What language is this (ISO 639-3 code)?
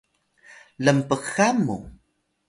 tay